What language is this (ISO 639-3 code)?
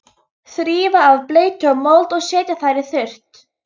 isl